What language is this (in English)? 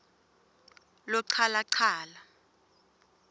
Swati